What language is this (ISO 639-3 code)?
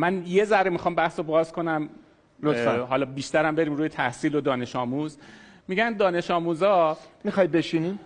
fas